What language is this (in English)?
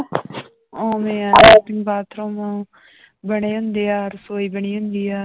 Punjabi